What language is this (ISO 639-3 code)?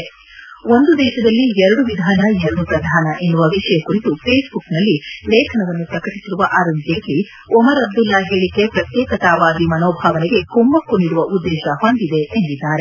kan